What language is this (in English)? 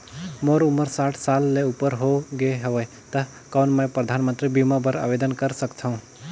Chhattisgarhi